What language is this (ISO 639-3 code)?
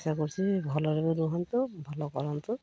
ori